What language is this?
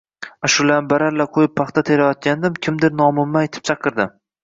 Uzbek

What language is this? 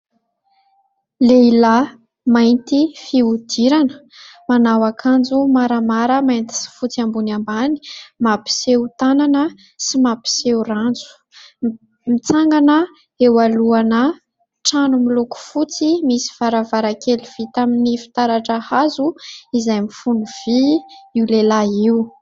Malagasy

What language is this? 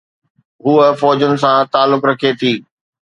Sindhi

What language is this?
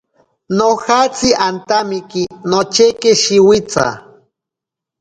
Ashéninka Perené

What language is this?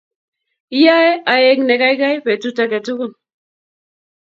Kalenjin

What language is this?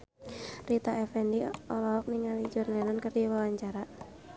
Sundanese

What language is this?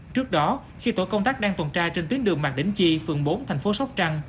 Vietnamese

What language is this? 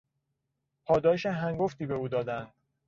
Persian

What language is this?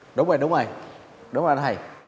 Vietnamese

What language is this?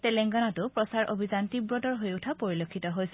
Assamese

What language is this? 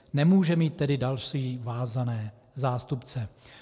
Czech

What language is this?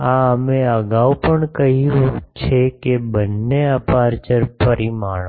Gujarati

